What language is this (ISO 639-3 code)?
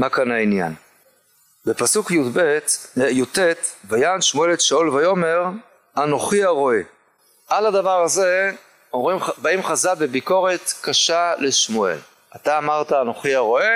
heb